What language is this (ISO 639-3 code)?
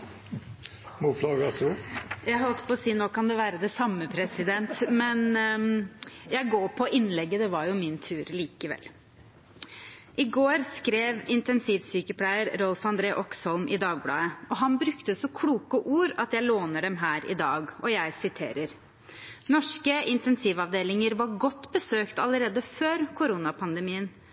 nob